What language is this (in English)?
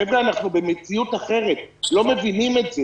Hebrew